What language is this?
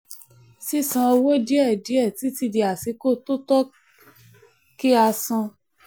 Yoruba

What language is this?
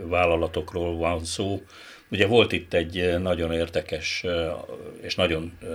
Hungarian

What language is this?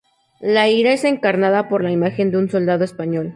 Spanish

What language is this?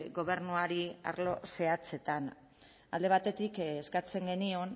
Basque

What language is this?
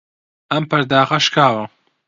Central Kurdish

